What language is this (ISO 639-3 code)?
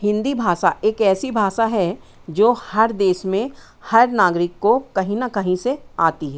hin